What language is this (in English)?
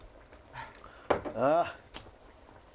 Japanese